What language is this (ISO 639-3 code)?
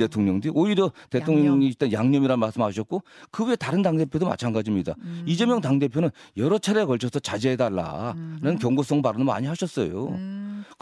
kor